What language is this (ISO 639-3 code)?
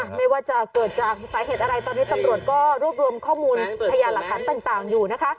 tha